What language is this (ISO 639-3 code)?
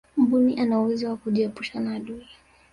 swa